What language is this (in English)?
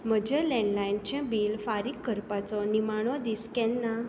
Konkani